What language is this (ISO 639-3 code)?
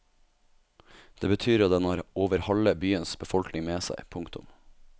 nor